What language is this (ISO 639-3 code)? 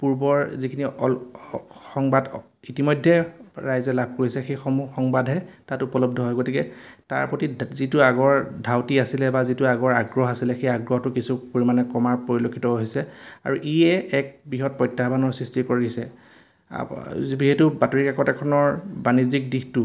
asm